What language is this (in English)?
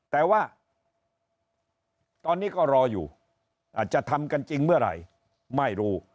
Thai